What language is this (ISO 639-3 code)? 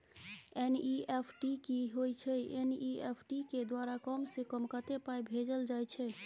mai